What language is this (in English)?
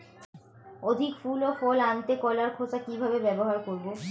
Bangla